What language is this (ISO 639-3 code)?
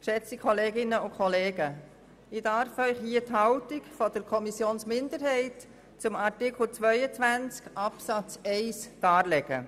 gsw